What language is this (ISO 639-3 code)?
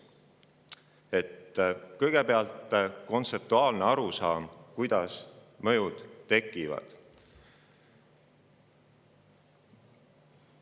est